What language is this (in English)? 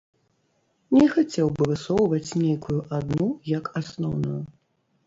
Belarusian